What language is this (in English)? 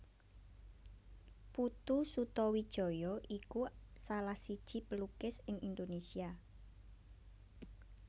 Javanese